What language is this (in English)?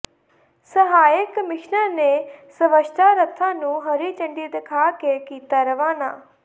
Punjabi